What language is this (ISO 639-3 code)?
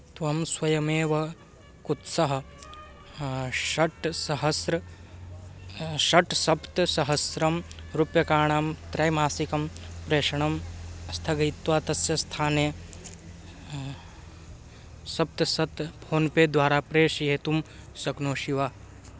san